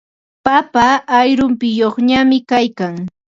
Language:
Ambo-Pasco Quechua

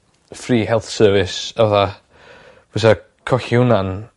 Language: Welsh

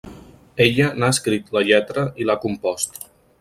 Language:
Catalan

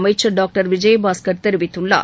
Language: Tamil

